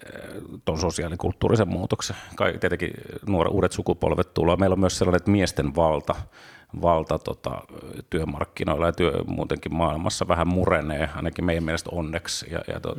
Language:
Finnish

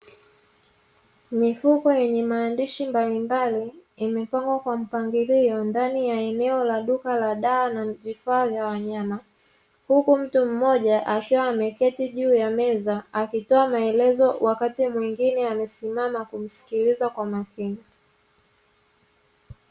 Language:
Swahili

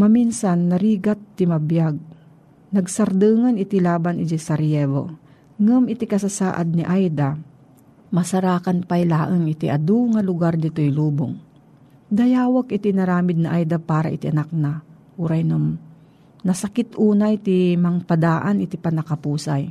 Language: Filipino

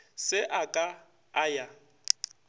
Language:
Northern Sotho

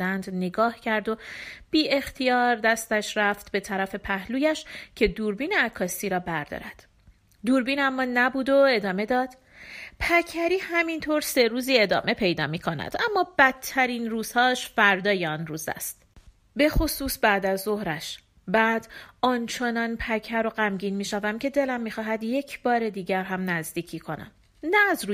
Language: Persian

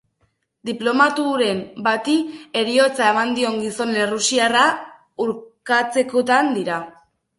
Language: Basque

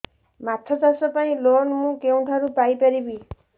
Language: Odia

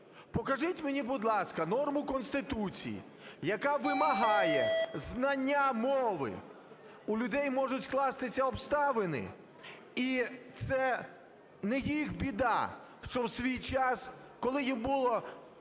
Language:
Ukrainian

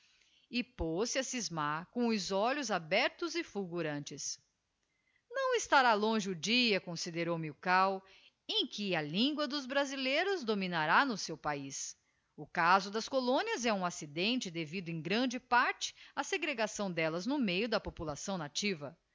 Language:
Portuguese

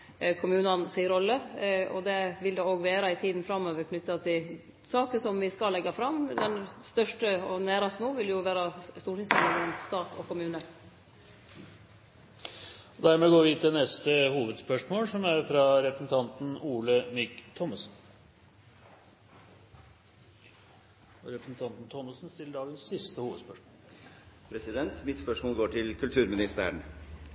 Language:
Norwegian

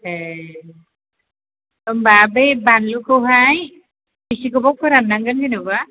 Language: Bodo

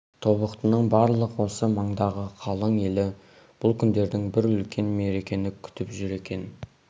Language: Kazakh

